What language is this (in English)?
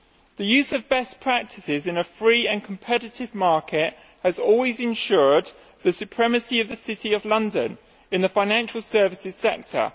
English